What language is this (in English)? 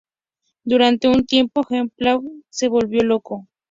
Spanish